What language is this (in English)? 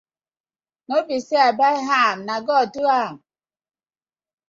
Nigerian Pidgin